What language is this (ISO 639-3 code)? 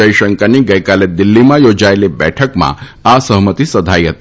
guj